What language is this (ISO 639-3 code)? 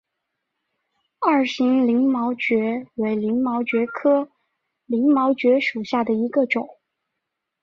zho